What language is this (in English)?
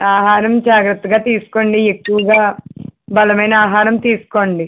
Telugu